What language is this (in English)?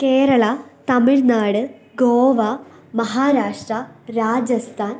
Malayalam